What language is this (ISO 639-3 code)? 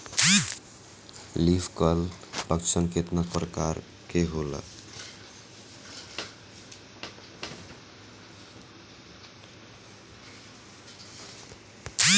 bho